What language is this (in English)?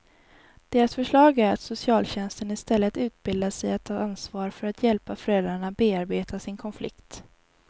Swedish